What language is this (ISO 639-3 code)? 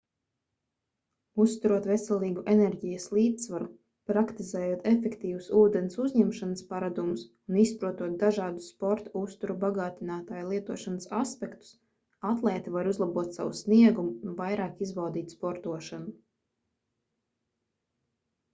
lav